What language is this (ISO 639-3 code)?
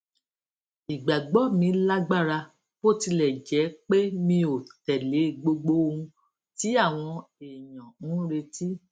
yor